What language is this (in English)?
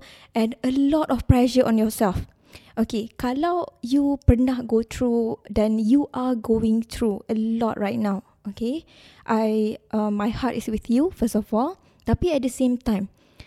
Malay